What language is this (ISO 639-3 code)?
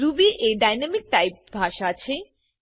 guj